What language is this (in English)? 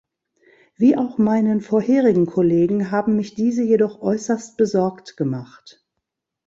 German